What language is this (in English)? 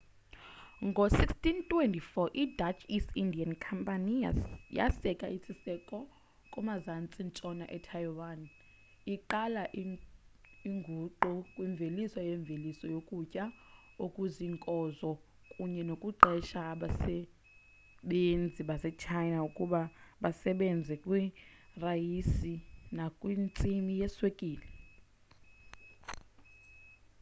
Xhosa